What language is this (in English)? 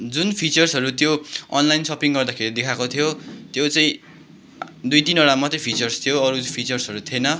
Nepali